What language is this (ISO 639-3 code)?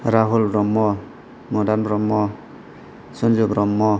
brx